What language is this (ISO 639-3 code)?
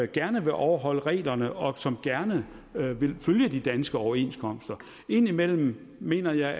dan